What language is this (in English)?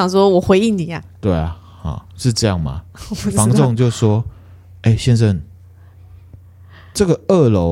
Chinese